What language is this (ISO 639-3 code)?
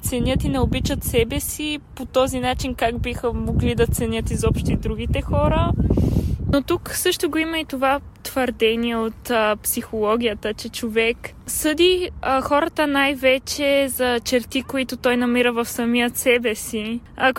bul